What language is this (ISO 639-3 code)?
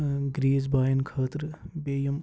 kas